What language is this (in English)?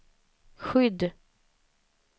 Swedish